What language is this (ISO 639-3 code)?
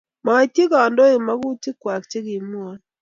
kln